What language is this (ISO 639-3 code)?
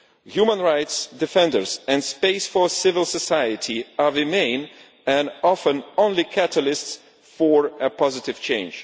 eng